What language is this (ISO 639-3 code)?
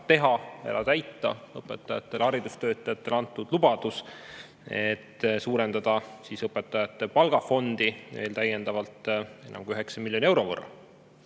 est